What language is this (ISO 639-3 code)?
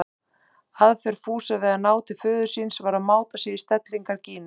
isl